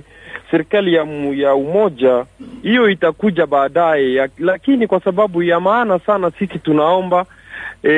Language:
Swahili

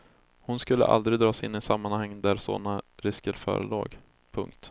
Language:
Swedish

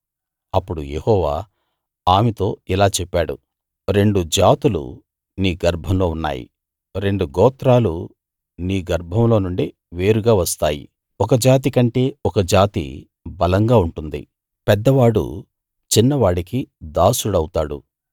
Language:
Telugu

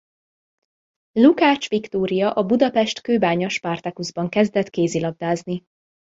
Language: Hungarian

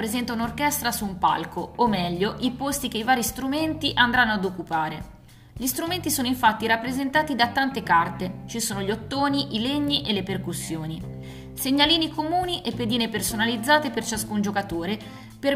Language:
Italian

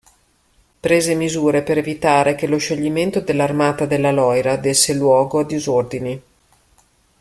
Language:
Italian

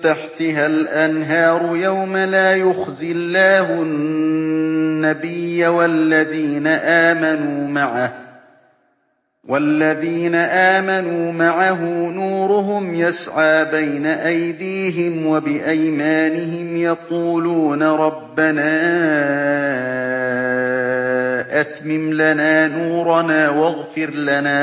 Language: Arabic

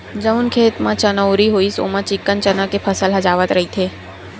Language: Chhattisgarhi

